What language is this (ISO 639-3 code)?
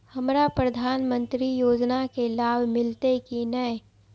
mai